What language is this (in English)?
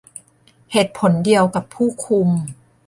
Thai